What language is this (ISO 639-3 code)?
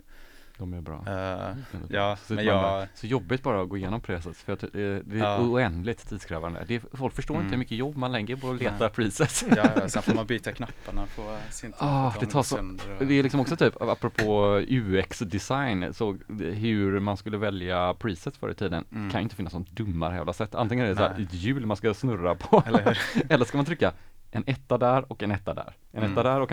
swe